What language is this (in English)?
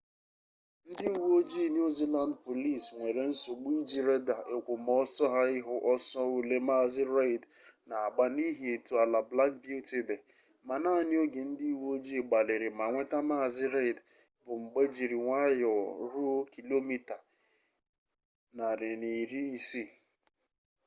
Igbo